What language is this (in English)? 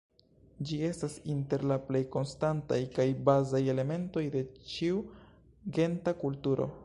Esperanto